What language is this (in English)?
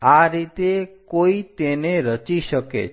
Gujarati